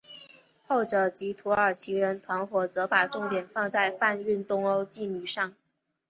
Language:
Chinese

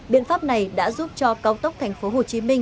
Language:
Vietnamese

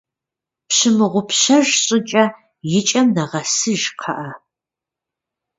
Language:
Kabardian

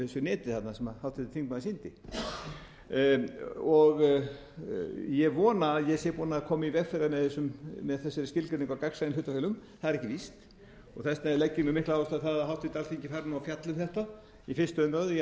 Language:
Icelandic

